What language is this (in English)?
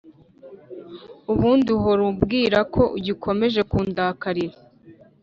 Kinyarwanda